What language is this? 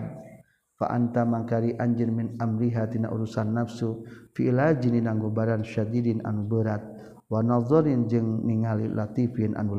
Malay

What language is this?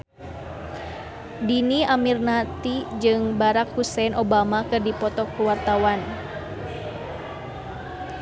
Sundanese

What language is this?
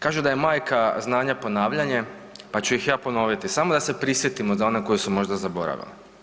Croatian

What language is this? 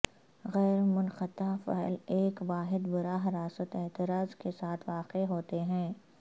Urdu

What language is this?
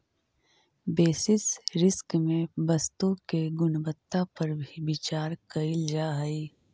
Magahi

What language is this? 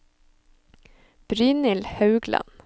Norwegian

